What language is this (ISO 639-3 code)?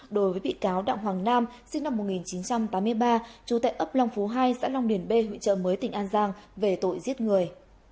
vie